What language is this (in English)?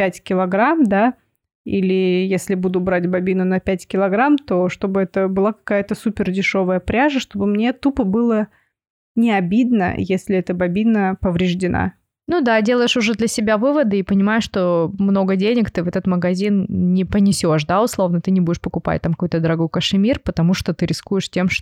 Russian